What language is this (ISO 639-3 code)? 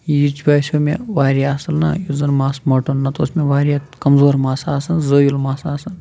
kas